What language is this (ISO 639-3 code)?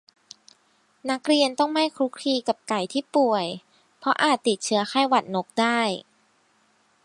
tha